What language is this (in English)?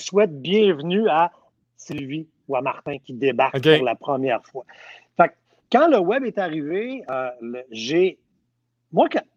French